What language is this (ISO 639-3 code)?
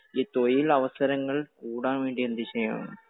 mal